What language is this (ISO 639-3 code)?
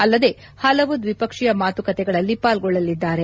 kan